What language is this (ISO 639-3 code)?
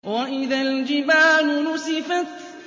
ara